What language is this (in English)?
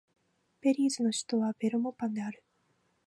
Japanese